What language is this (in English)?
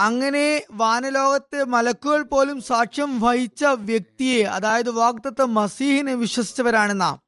Malayalam